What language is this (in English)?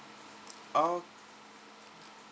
English